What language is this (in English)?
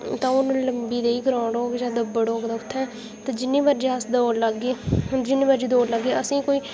Dogri